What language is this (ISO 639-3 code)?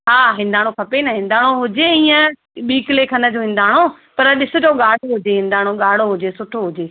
snd